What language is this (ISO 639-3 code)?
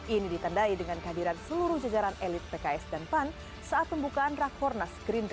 ind